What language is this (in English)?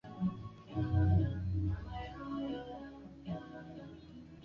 Swahili